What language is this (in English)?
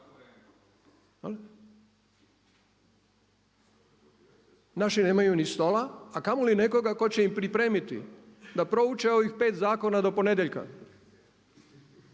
Croatian